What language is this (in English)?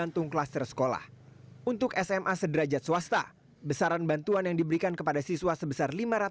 Indonesian